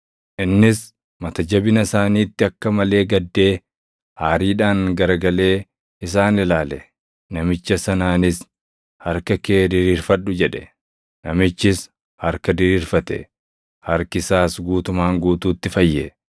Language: Oromo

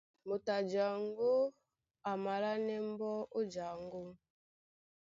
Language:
Duala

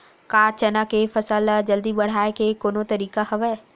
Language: Chhattisgarhi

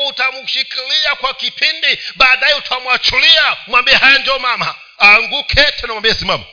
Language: Swahili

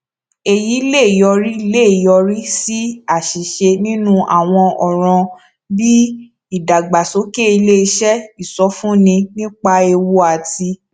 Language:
Yoruba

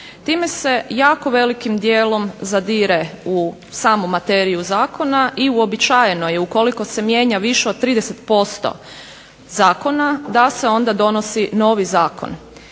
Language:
Croatian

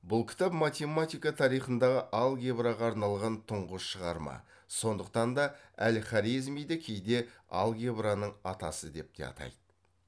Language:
Kazakh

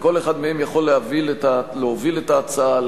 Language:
Hebrew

